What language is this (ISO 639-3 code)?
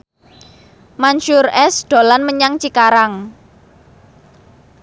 jav